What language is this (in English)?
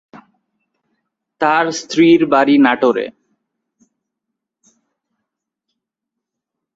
Bangla